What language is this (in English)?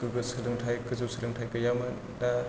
Bodo